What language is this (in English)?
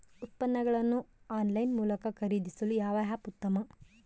Kannada